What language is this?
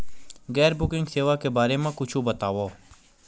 Chhattisgarhi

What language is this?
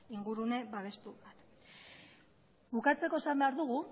Basque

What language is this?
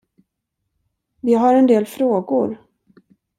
Swedish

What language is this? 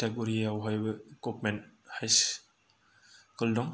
Bodo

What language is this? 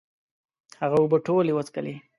Pashto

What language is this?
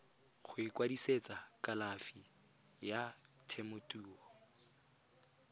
Tswana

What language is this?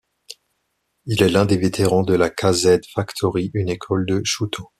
French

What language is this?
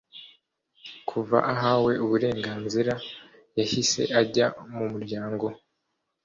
Kinyarwanda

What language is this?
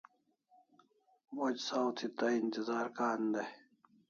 Kalasha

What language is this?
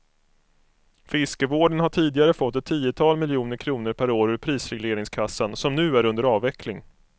Swedish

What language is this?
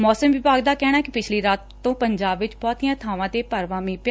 Punjabi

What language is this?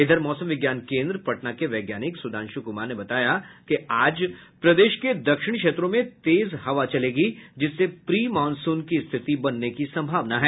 Hindi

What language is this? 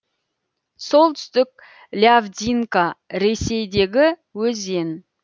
Kazakh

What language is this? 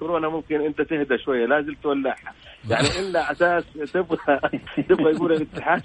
Arabic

